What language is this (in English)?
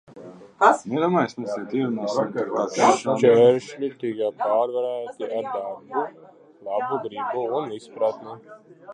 Latvian